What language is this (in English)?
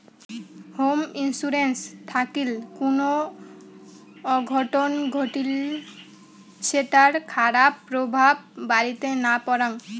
Bangla